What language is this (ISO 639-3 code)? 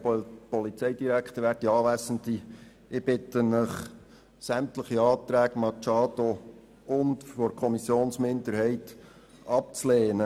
gsw